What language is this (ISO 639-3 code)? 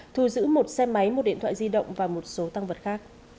vie